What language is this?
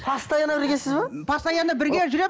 Kazakh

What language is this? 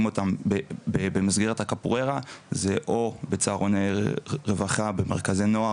Hebrew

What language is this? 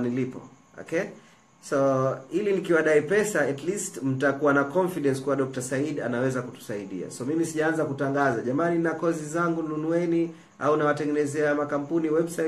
Swahili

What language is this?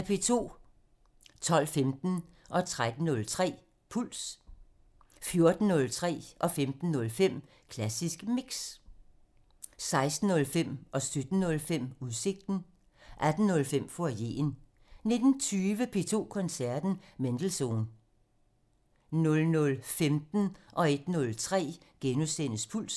Danish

